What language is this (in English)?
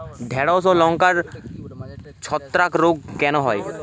Bangla